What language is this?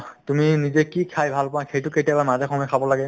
Assamese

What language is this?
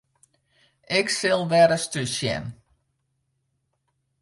Western Frisian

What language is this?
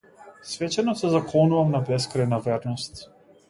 Macedonian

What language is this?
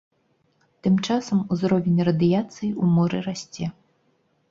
Belarusian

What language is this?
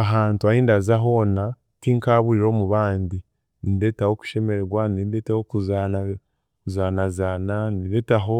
Chiga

